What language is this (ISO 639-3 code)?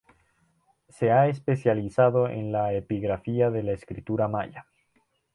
spa